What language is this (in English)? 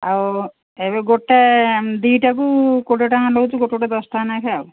Odia